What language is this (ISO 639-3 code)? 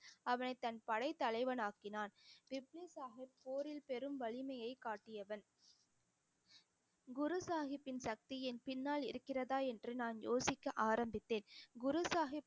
tam